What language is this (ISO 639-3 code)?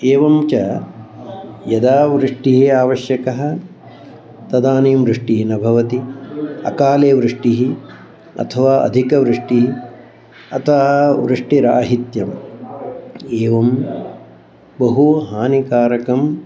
san